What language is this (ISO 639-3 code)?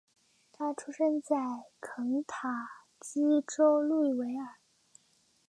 zho